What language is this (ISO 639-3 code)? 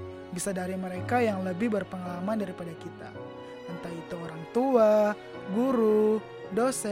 ind